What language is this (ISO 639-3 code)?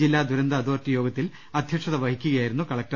mal